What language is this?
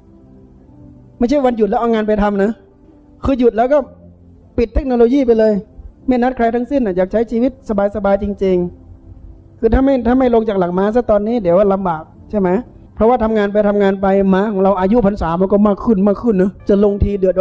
Thai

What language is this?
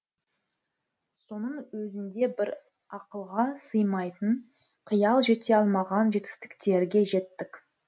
Kazakh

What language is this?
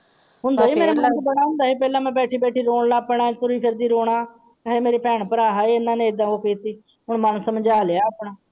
Punjabi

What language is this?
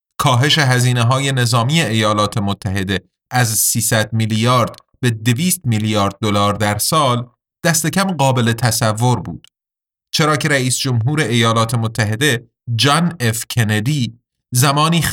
Persian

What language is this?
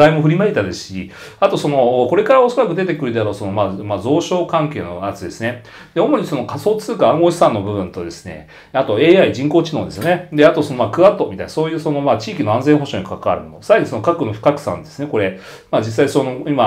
Japanese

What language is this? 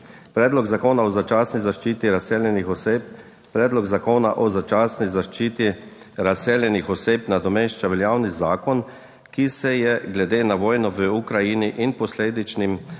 Slovenian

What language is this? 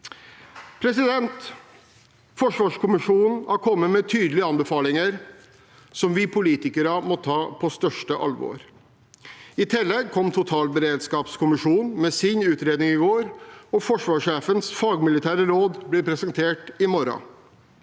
Norwegian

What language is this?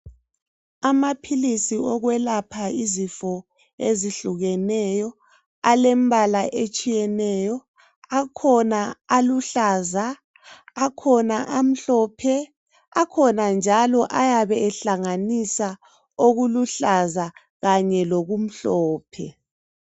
North Ndebele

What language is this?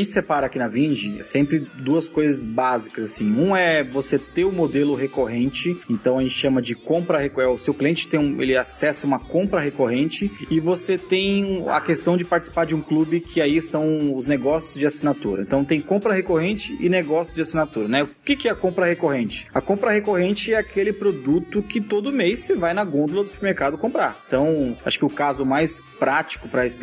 Portuguese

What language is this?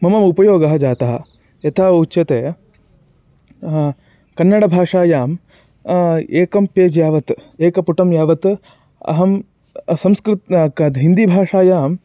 Sanskrit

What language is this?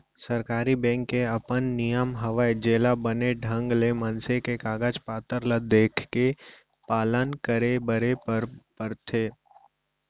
Chhattisgarhi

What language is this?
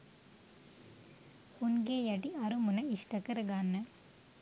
Sinhala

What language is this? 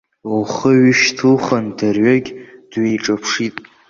Abkhazian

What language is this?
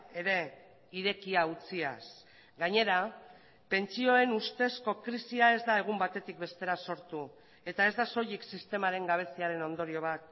Basque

